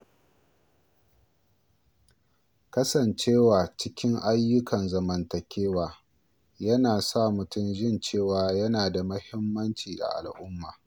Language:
Hausa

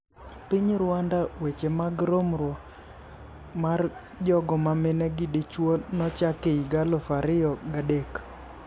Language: Luo (Kenya and Tanzania)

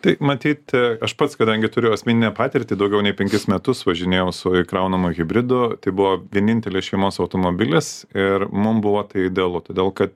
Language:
Lithuanian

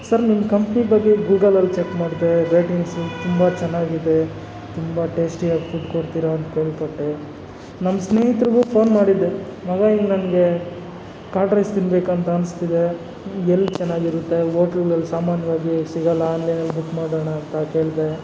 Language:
Kannada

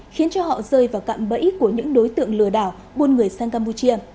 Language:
Vietnamese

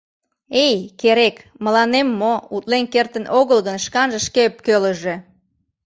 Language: Mari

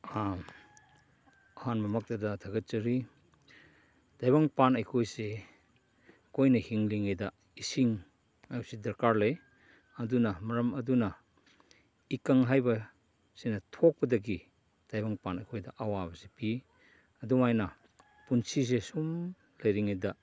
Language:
Manipuri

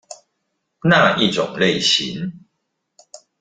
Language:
Chinese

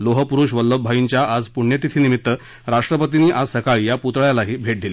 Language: Marathi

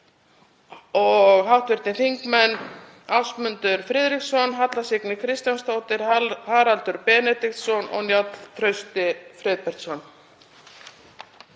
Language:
Icelandic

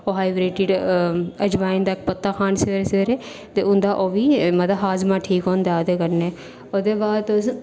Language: Dogri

